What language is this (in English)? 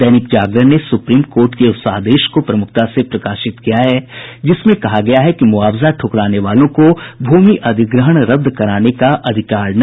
Hindi